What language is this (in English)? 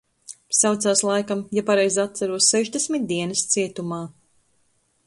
Latvian